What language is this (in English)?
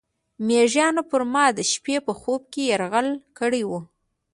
Pashto